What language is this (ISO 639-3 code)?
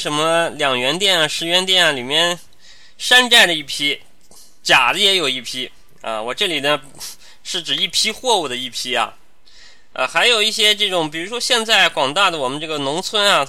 zho